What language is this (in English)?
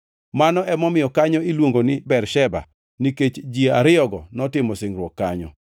Luo (Kenya and Tanzania)